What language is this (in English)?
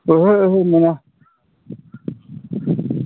Bodo